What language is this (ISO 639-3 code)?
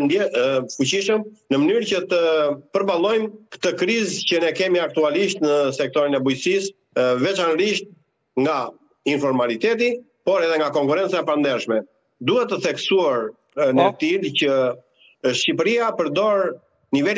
ron